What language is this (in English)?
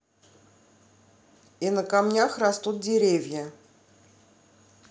Russian